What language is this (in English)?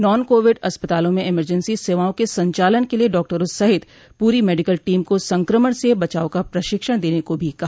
Hindi